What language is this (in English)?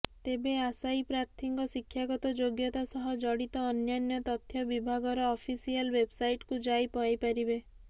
Odia